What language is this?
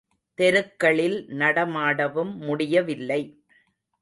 Tamil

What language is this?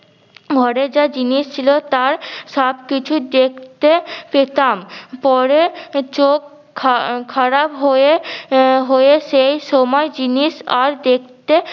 Bangla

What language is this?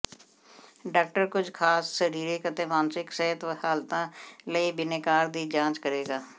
Punjabi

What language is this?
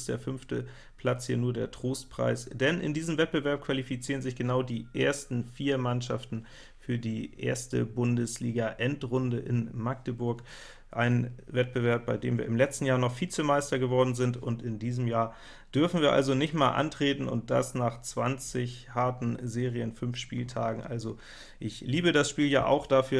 German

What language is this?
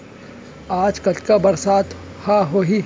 Chhattisgarhi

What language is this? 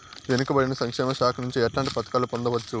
Telugu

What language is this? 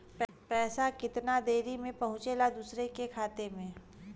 Bhojpuri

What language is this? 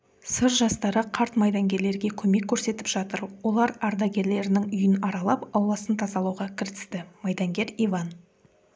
Kazakh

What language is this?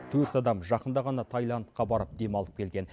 Kazakh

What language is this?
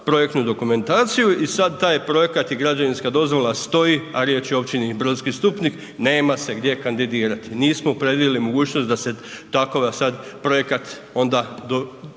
Croatian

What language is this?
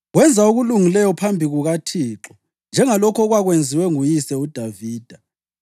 North Ndebele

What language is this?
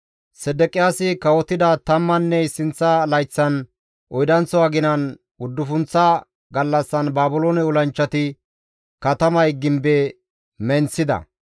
Gamo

